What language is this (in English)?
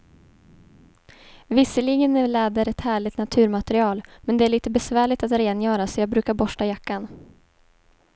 Swedish